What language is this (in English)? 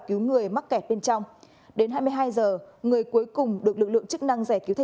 Vietnamese